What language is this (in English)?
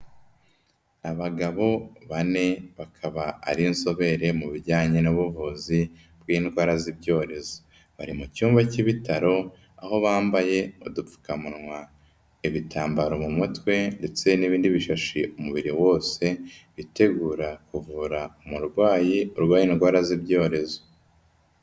Kinyarwanda